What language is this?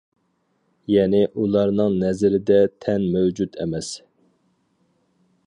Uyghur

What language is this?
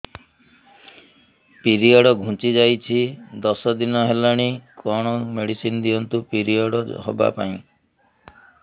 Odia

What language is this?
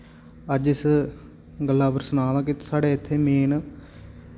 Dogri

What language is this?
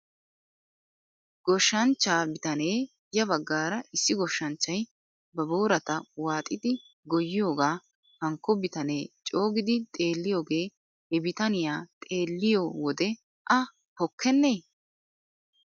Wolaytta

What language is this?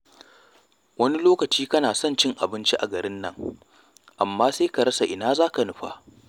Hausa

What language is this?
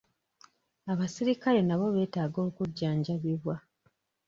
Ganda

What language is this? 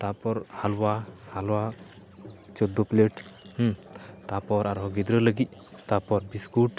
Santali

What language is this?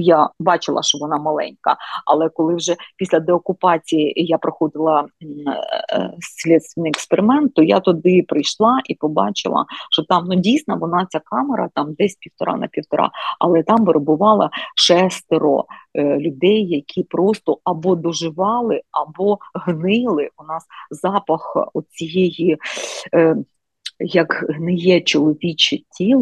Ukrainian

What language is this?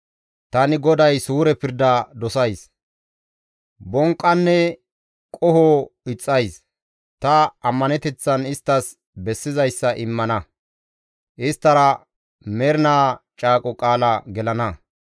Gamo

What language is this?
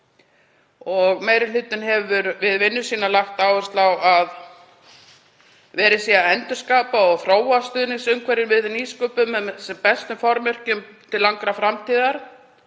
Icelandic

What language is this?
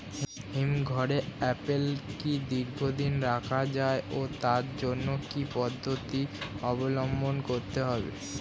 Bangla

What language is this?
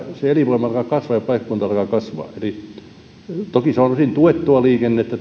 Finnish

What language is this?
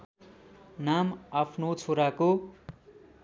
Nepali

